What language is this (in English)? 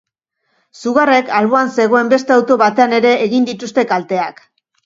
Basque